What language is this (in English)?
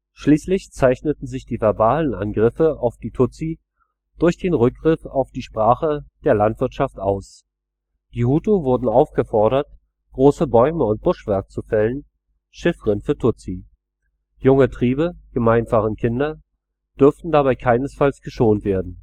German